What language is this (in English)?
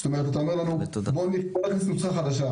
Hebrew